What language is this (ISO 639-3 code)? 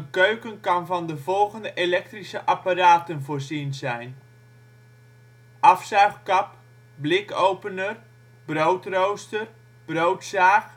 nld